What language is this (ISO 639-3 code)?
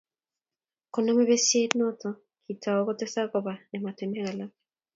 kln